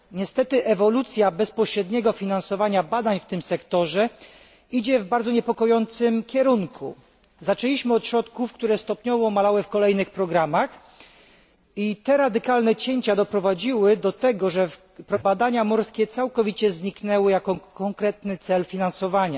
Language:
Polish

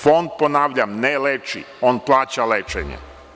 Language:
Serbian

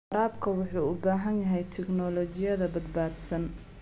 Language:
Somali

